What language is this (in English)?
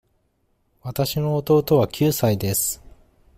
Japanese